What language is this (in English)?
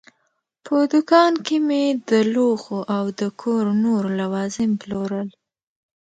Pashto